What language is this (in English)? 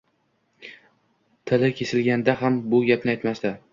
Uzbek